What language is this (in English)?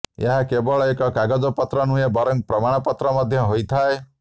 Odia